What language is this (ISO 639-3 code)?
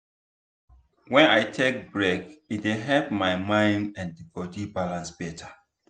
pcm